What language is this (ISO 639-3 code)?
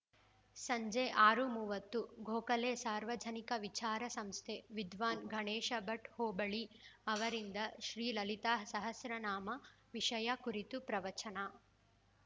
kan